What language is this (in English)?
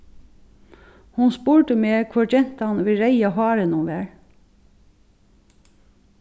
Faroese